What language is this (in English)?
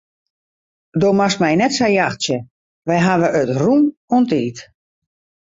Western Frisian